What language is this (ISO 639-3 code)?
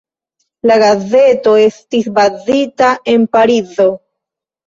epo